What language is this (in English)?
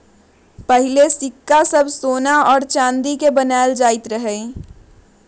Magahi